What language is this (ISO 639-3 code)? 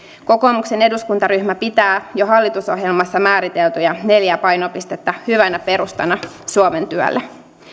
fin